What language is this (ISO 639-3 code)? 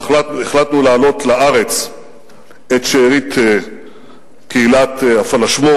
heb